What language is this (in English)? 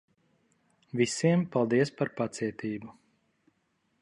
Latvian